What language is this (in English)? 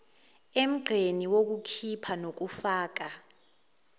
Zulu